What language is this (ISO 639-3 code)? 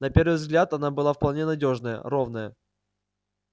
rus